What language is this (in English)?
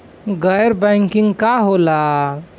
Bhojpuri